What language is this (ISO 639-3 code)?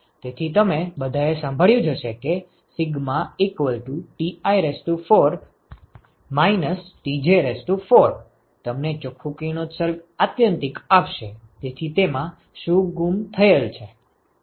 guj